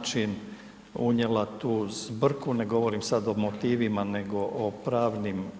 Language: Croatian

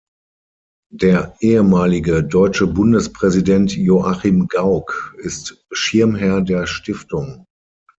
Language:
German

